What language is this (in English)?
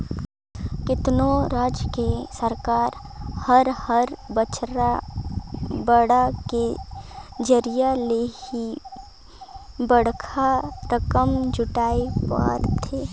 Chhattisgarhi